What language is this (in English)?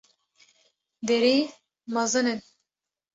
Kurdish